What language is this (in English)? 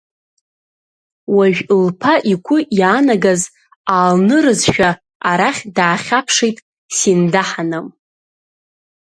Abkhazian